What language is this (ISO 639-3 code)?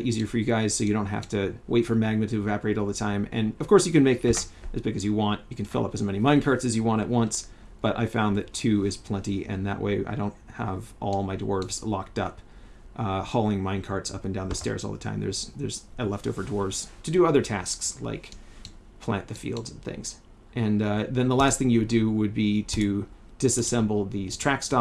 eng